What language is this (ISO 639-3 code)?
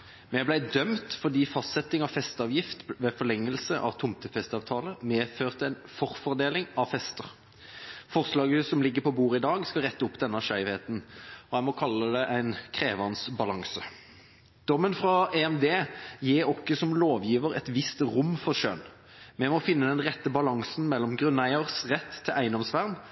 nob